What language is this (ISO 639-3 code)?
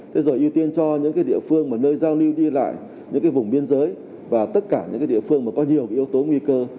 vie